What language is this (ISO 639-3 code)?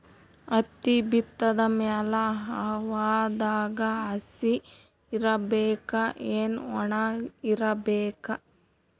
kan